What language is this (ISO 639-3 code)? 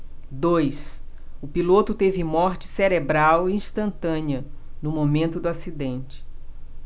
por